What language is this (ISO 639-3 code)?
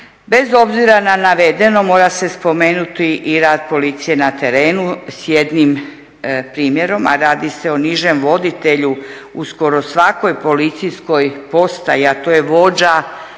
hrv